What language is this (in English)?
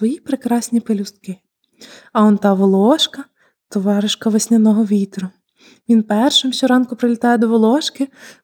Ukrainian